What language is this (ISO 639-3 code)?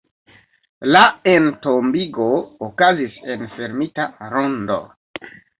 epo